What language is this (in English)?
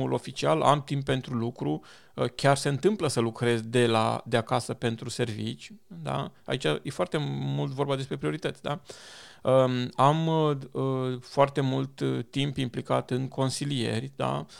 Romanian